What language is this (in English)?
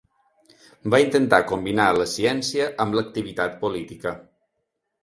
Catalan